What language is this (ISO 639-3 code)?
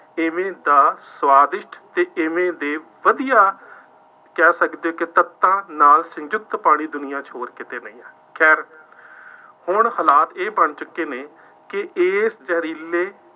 pan